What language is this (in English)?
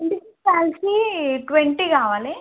Telugu